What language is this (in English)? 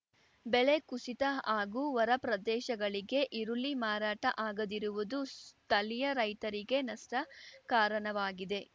Kannada